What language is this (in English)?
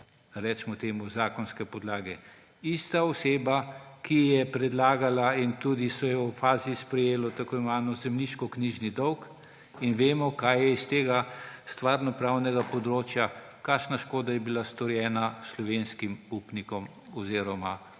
Slovenian